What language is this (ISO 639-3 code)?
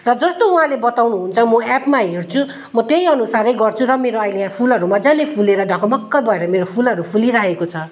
nep